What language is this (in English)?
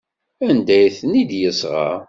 Kabyle